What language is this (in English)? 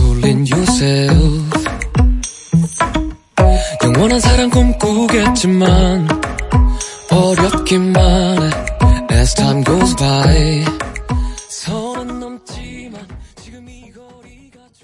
Korean